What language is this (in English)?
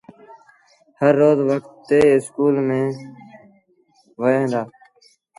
Sindhi Bhil